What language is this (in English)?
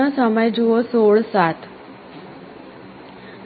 Gujarati